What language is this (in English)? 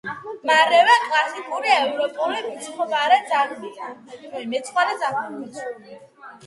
Georgian